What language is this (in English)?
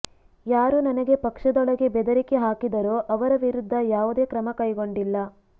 Kannada